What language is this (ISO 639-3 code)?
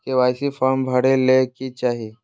mag